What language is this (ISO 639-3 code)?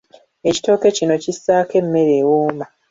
lug